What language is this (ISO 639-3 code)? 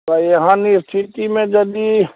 mai